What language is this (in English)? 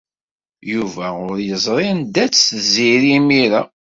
Kabyle